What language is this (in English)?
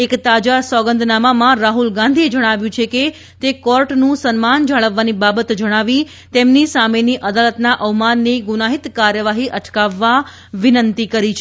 Gujarati